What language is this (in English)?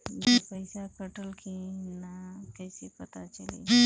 Bhojpuri